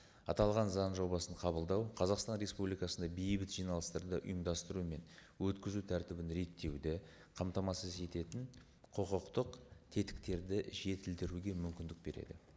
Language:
Kazakh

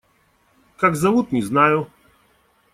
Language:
Russian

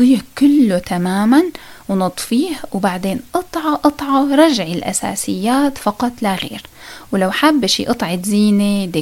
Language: Arabic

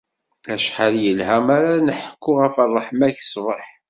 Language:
Kabyle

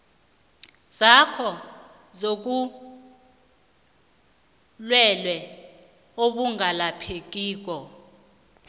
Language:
South Ndebele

